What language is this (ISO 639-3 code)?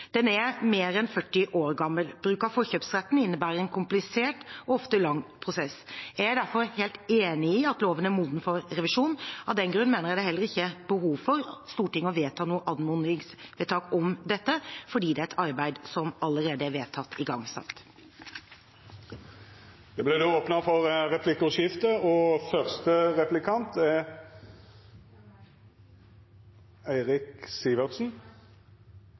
nor